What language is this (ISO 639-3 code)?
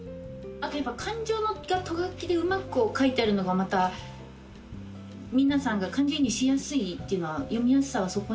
jpn